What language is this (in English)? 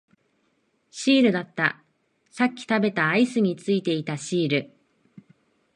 Japanese